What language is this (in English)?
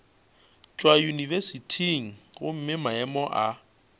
Northern Sotho